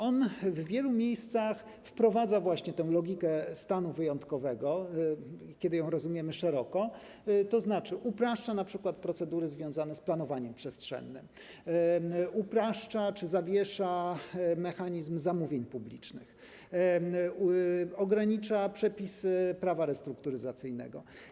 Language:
Polish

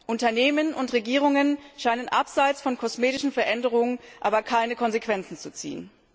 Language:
German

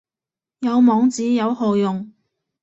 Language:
Cantonese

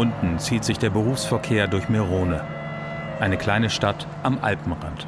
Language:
German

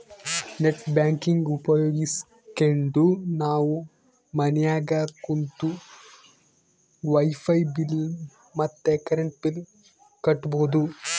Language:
Kannada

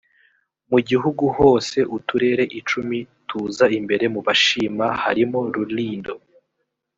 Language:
Kinyarwanda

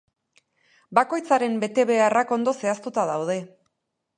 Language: Basque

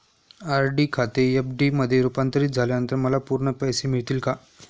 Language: Marathi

